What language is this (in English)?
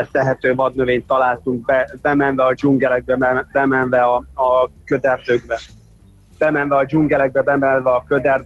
Hungarian